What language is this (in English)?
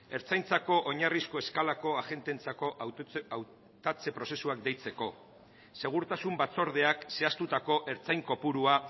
Basque